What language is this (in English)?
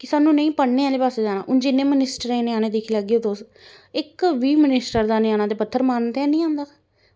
Dogri